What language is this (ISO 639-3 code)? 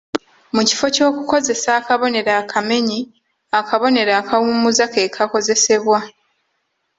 lug